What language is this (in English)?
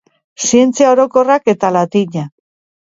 Basque